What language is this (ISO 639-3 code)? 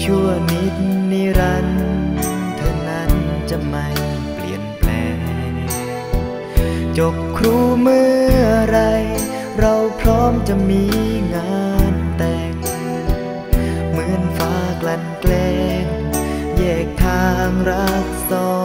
tha